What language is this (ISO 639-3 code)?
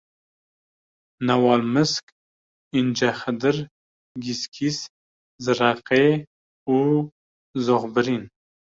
kur